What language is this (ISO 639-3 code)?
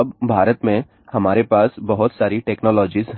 hin